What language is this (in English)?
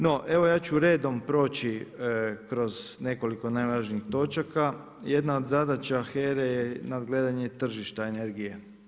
Croatian